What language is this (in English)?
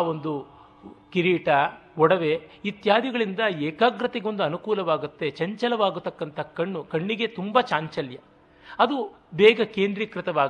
Kannada